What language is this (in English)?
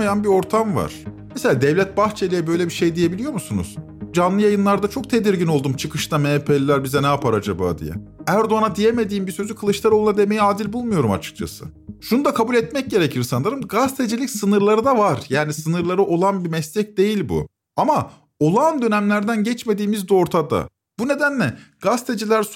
Turkish